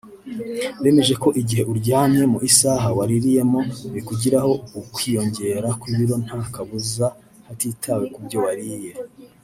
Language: Kinyarwanda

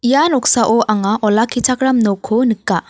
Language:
Garo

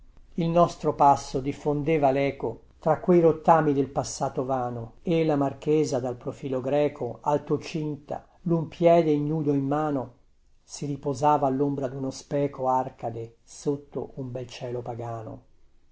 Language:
Italian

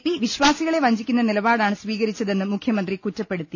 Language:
Malayalam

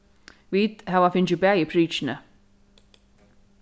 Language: Faroese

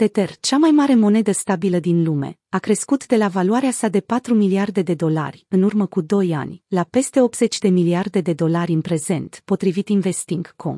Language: Romanian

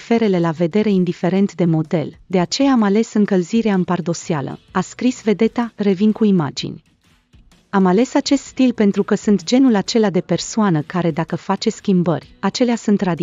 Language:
Romanian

